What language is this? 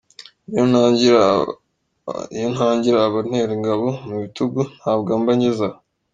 Kinyarwanda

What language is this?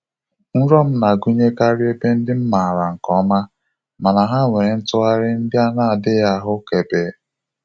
Igbo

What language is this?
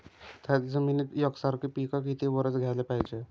Marathi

